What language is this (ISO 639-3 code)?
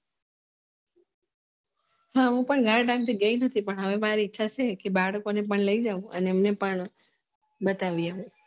guj